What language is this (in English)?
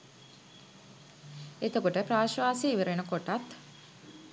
Sinhala